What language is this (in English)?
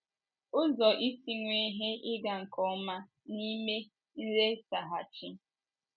Igbo